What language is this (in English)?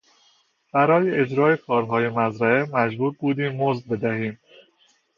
Persian